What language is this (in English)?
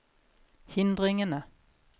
Norwegian